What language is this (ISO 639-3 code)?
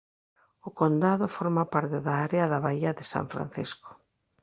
glg